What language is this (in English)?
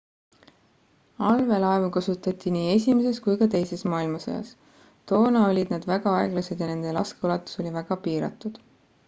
Estonian